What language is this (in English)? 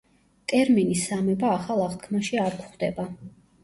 Georgian